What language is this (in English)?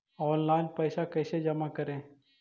Magahi